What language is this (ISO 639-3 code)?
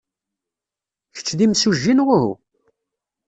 kab